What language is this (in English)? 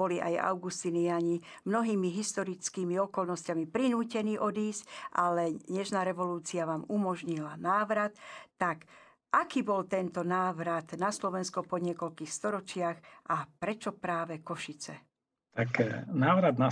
Slovak